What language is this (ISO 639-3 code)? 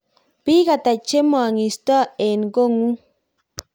kln